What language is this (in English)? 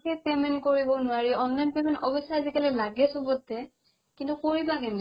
Assamese